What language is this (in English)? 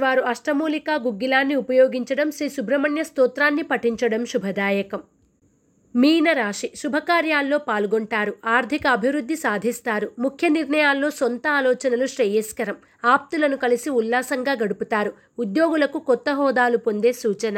Telugu